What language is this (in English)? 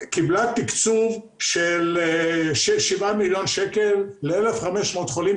Hebrew